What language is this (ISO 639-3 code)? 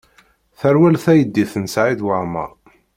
kab